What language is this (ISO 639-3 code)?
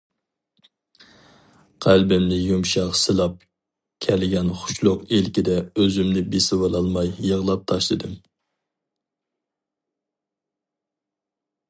uig